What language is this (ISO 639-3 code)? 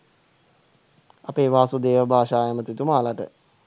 sin